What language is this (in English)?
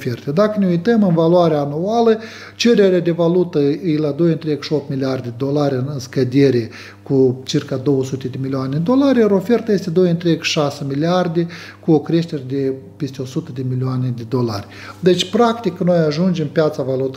Romanian